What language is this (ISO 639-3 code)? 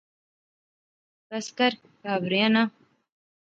phr